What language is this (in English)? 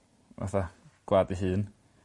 Welsh